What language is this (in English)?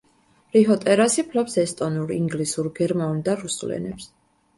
Georgian